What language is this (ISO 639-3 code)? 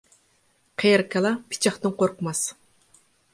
uig